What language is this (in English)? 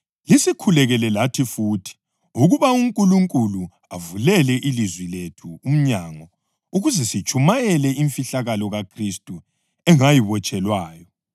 North Ndebele